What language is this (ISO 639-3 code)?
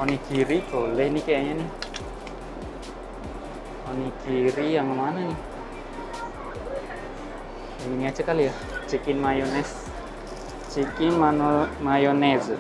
ind